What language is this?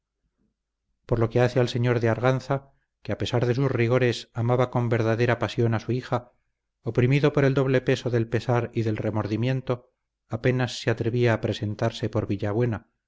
Spanish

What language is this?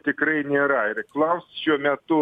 Lithuanian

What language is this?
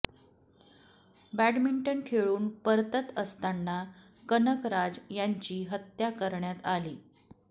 Marathi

